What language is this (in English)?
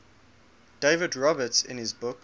English